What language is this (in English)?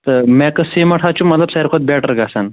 Kashmiri